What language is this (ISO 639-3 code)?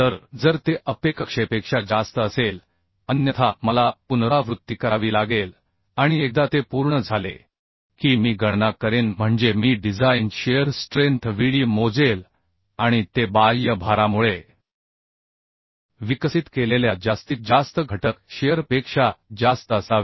mar